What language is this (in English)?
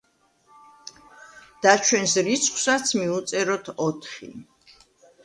Georgian